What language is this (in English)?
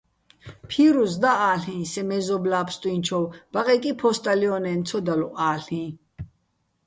Bats